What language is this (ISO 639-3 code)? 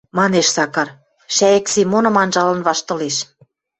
mrj